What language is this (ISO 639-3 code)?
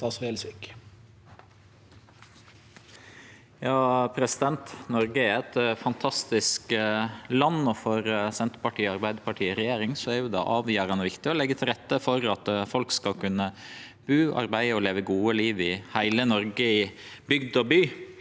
nor